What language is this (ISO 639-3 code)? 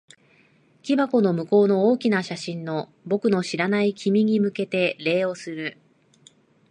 jpn